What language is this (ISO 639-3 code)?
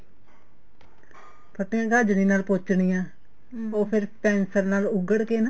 pan